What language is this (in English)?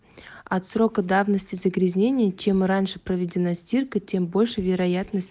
Russian